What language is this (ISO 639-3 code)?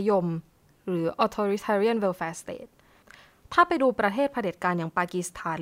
tha